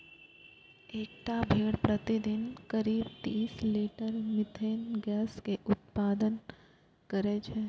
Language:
Maithili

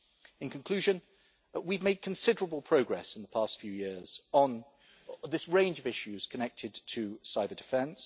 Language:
English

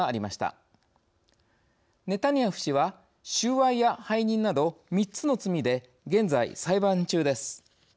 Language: Japanese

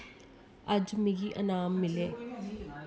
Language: Dogri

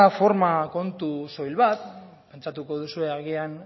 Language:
Basque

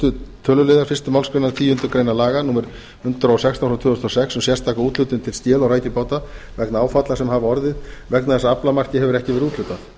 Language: Icelandic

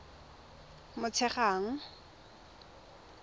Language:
Tswana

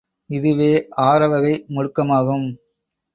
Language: Tamil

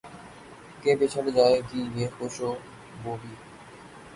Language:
Urdu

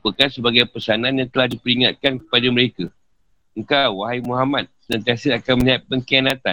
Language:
Malay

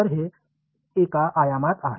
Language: Marathi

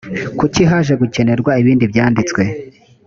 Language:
Kinyarwanda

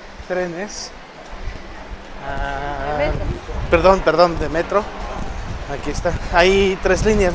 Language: Spanish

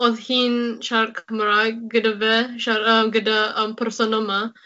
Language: Welsh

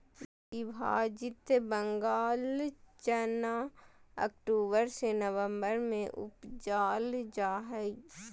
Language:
Magahi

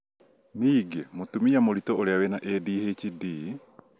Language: Kikuyu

